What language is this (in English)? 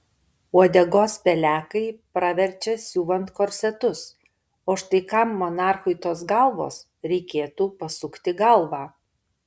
Lithuanian